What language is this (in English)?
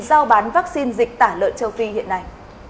Vietnamese